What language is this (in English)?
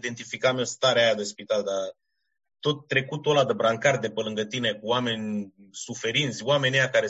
Romanian